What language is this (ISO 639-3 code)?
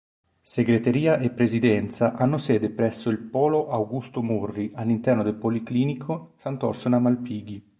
ita